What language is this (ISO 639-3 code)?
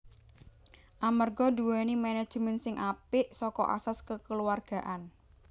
jav